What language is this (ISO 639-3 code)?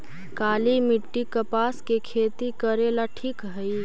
mag